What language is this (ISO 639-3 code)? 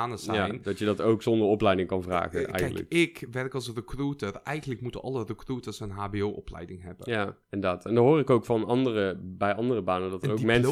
nld